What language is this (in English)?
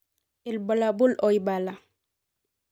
Masai